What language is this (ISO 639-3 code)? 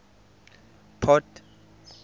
tsn